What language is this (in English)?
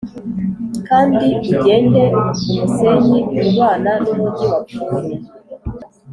Kinyarwanda